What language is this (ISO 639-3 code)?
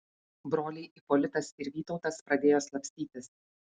lit